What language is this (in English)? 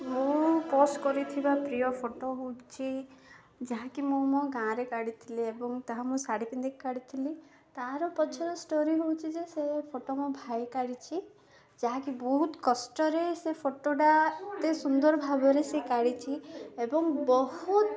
Odia